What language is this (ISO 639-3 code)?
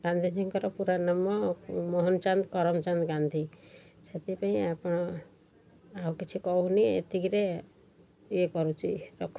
ori